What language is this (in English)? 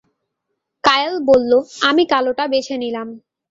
Bangla